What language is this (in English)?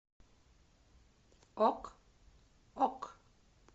Russian